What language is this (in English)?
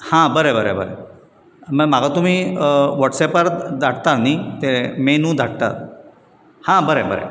Konkani